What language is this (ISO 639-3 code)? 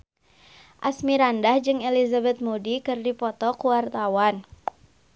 sun